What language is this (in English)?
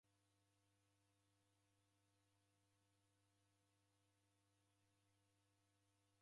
Taita